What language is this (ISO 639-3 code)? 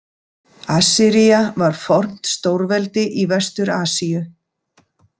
isl